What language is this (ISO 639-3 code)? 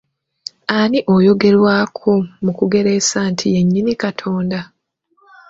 lug